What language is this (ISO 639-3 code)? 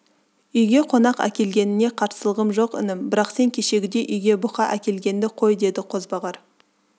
kaz